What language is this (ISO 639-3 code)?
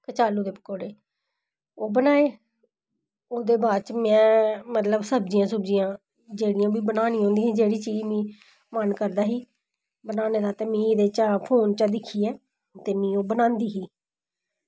doi